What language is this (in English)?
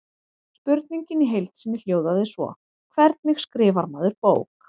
Icelandic